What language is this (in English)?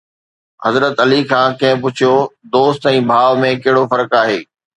Sindhi